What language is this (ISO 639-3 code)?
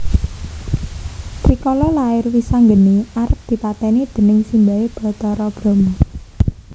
jav